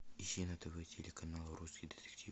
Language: Russian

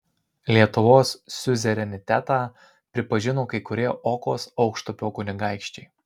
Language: Lithuanian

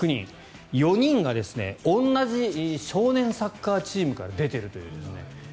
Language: Japanese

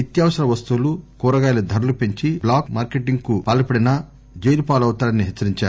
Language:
Telugu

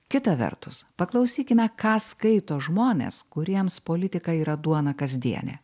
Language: Lithuanian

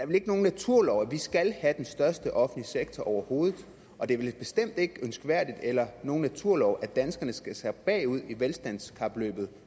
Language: Danish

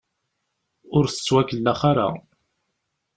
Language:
Kabyle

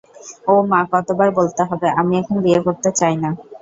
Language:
Bangla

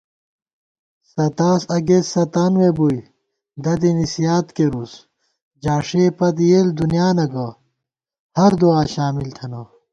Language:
Gawar-Bati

